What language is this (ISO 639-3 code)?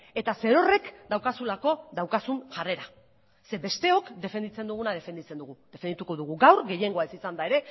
eus